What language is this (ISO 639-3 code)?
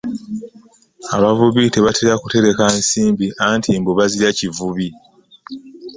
lug